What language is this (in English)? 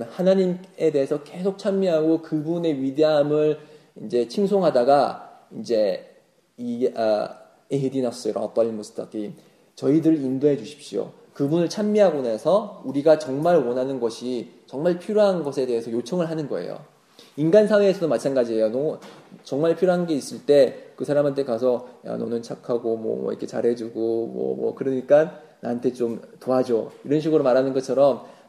Korean